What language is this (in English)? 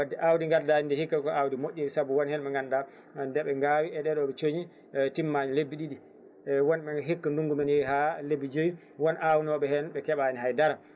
Fula